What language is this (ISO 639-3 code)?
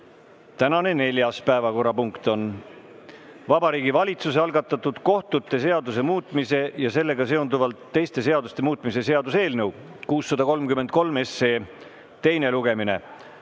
est